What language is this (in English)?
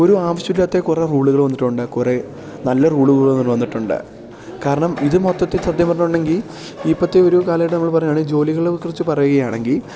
Malayalam